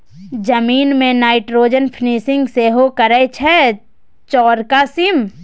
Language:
Maithili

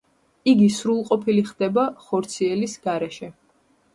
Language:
Georgian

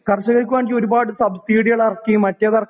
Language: Malayalam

